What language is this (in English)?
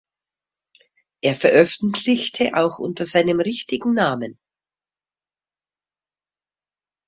German